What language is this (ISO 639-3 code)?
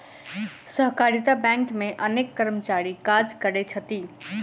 mai